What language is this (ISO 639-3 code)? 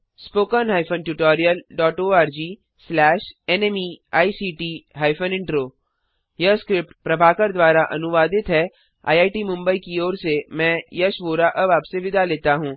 hin